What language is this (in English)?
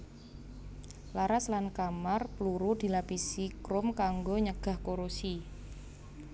Javanese